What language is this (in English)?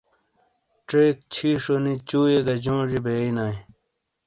Shina